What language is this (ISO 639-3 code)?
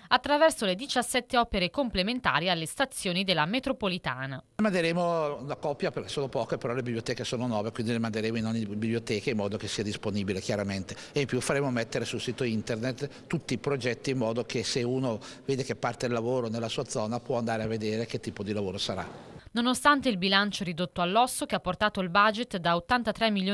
ita